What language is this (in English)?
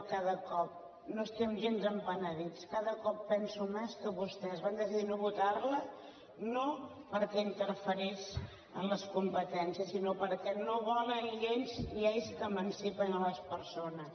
Catalan